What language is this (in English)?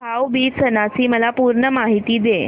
Marathi